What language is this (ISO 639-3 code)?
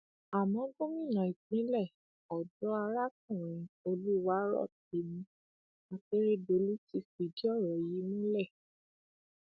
yor